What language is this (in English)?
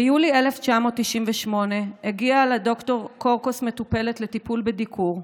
Hebrew